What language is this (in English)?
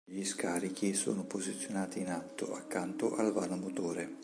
Italian